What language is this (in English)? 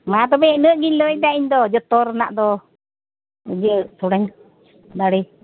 Santali